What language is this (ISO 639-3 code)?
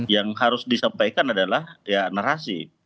ind